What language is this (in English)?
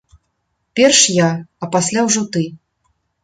Belarusian